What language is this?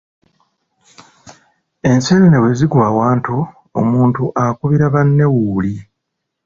Ganda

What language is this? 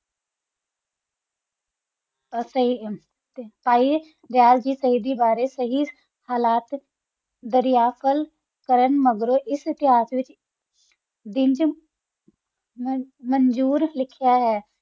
Punjabi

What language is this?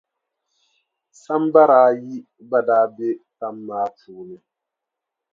Dagbani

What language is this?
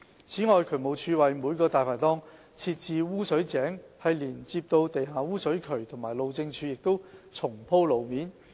Cantonese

